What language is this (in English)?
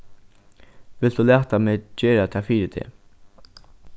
Faroese